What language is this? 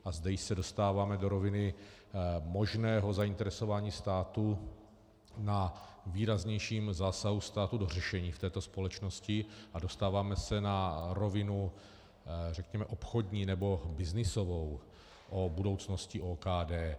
Czech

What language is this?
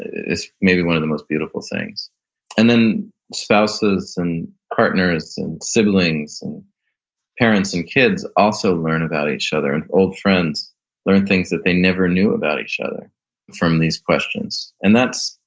English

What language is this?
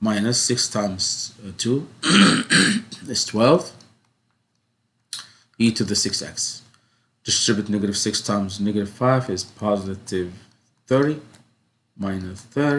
English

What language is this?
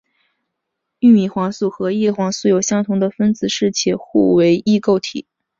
Chinese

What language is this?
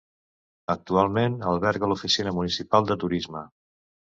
Catalan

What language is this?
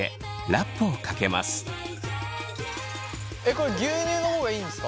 Japanese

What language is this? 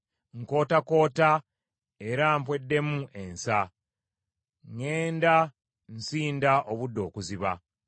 Ganda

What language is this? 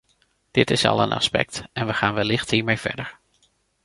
Dutch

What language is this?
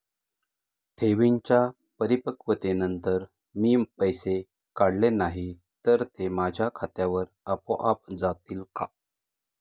Marathi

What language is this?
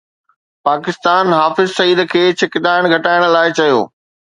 Sindhi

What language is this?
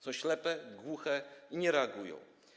Polish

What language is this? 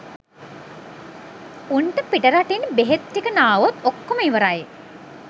Sinhala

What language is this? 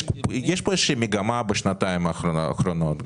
Hebrew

